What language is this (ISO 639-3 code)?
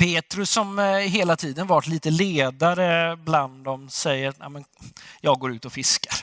swe